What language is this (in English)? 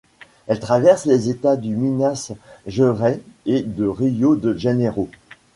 French